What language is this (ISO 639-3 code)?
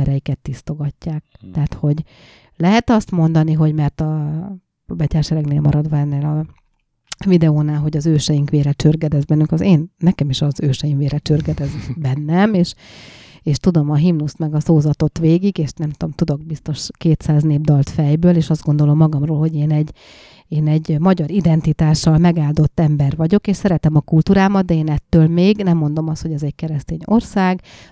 hun